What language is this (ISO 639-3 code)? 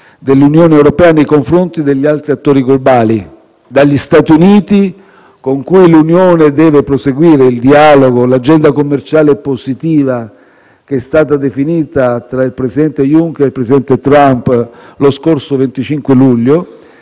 ita